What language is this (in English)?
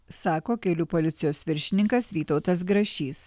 Lithuanian